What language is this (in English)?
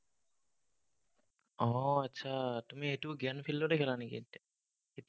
Assamese